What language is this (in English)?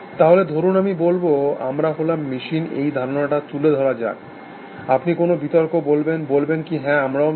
Bangla